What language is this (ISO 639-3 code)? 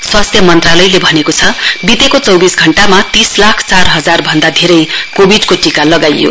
nep